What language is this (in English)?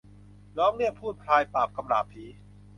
Thai